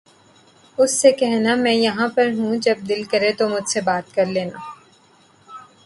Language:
Urdu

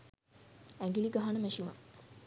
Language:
Sinhala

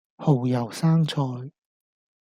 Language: Cantonese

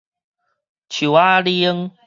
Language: Min Nan Chinese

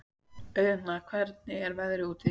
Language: Icelandic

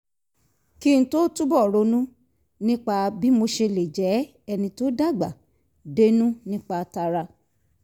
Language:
Yoruba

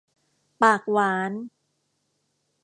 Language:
Thai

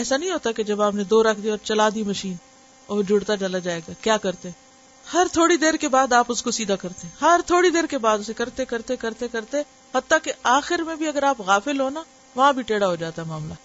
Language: Urdu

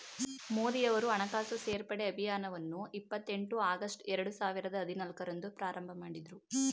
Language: Kannada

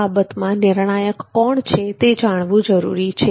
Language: Gujarati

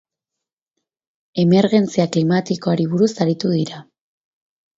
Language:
Basque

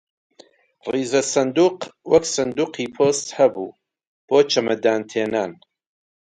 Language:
Central Kurdish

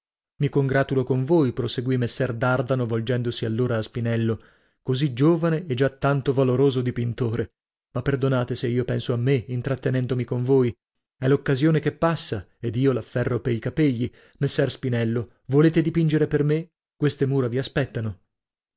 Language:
Italian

